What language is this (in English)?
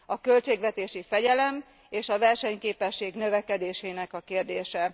Hungarian